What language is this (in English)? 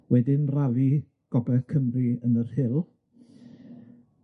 Welsh